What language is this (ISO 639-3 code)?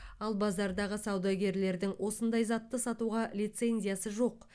kaz